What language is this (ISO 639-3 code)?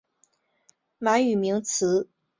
zho